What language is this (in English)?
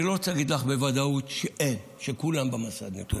Hebrew